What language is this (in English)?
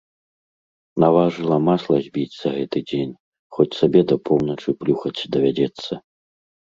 Belarusian